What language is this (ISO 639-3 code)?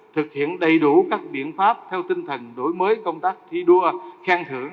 vie